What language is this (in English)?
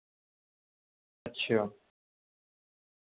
Urdu